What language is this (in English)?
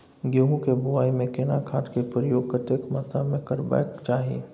Maithili